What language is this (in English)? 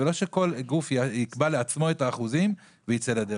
Hebrew